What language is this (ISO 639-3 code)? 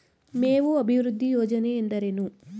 kan